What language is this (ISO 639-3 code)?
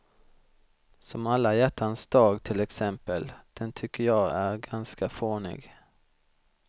swe